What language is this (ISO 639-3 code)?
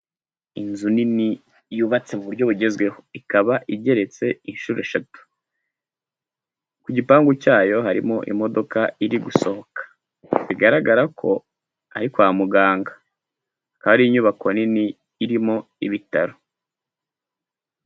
kin